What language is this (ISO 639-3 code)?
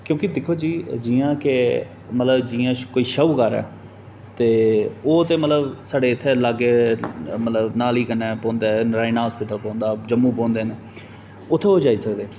doi